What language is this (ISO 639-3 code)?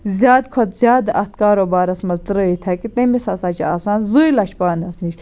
kas